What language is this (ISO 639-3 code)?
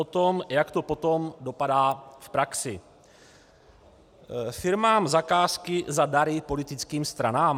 ces